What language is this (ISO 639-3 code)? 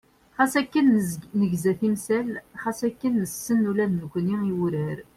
kab